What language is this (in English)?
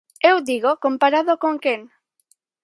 Galician